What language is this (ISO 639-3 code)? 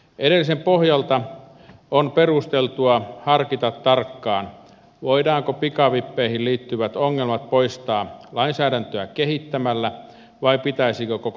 fin